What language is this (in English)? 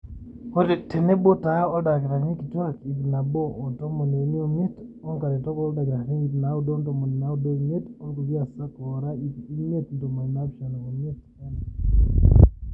Masai